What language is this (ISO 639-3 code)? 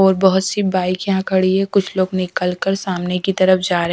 hin